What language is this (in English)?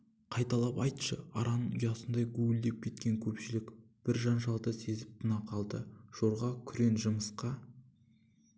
Kazakh